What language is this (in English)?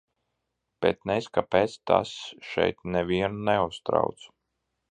Latvian